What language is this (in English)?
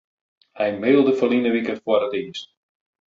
Western Frisian